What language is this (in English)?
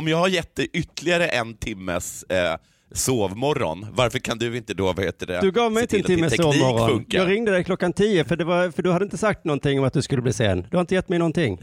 Swedish